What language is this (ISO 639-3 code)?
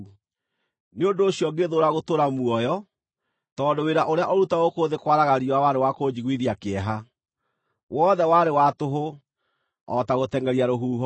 kik